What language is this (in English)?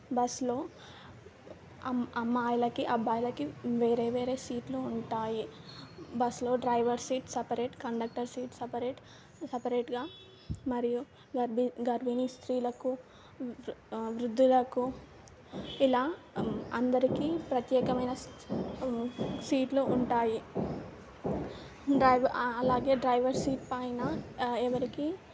Telugu